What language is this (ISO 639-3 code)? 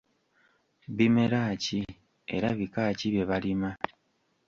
lug